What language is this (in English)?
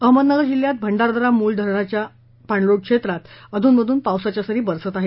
Marathi